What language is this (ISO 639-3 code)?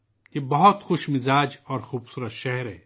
urd